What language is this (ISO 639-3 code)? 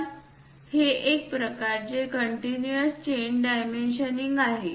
mar